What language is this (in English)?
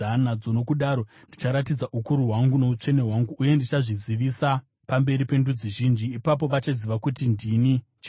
Shona